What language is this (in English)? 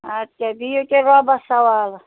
Kashmiri